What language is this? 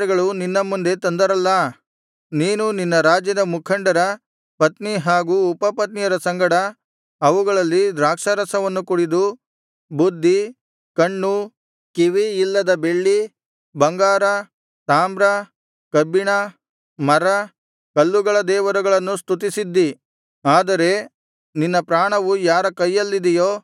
Kannada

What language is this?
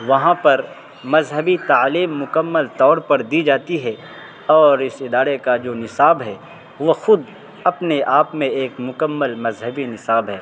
Urdu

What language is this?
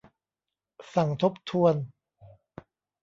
Thai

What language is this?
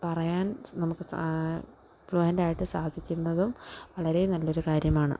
Malayalam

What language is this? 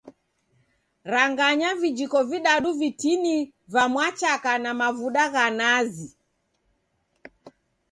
Taita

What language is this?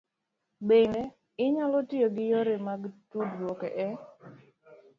Luo (Kenya and Tanzania)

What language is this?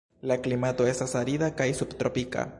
Esperanto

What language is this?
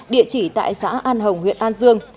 Vietnamese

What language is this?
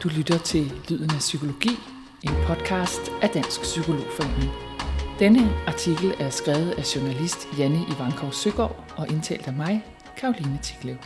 Danish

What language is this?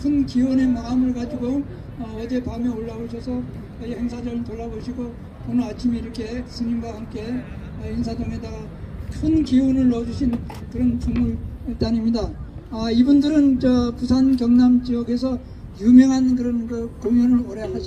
Korean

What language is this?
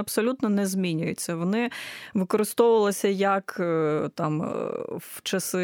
Ukrainian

